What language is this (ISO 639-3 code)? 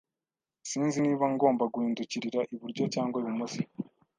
kin